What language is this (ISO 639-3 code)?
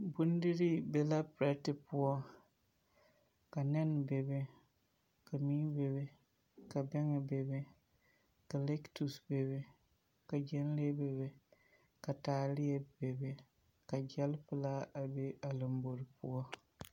dga